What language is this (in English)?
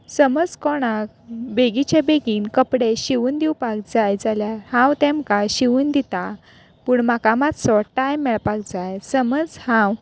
Konkani